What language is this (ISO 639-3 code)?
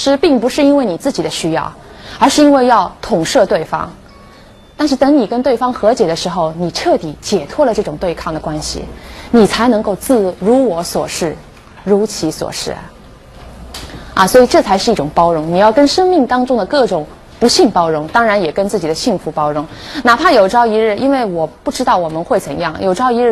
zho